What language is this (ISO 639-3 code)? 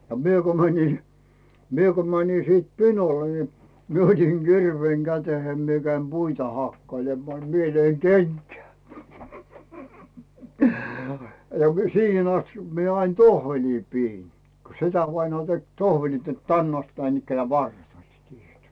fin